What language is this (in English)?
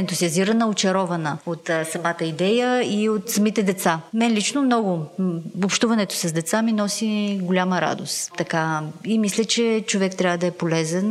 Bulgarian